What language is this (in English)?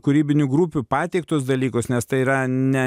Lithuanian